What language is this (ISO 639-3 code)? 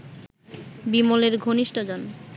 ben